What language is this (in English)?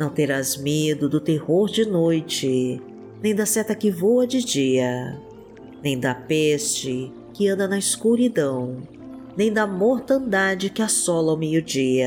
Portuguese